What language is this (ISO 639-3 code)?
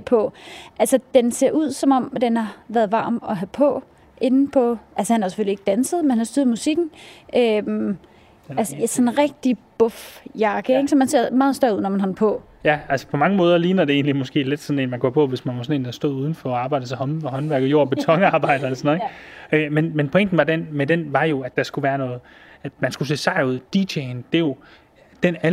dan